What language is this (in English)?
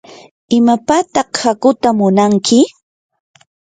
Yanahuanca Pasco Quechua